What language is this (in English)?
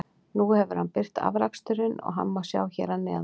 Icelandic